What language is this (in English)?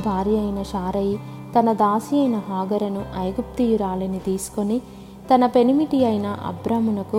Telugu